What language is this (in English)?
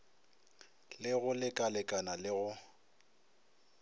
Northern Sotho